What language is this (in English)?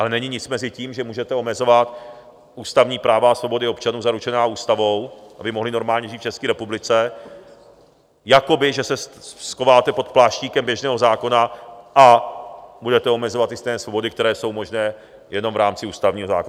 Czech